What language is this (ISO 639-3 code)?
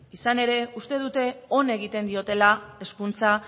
eus